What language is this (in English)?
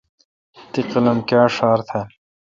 Kalkoti